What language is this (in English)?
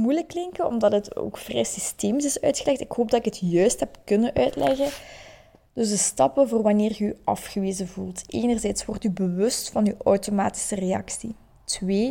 Dutch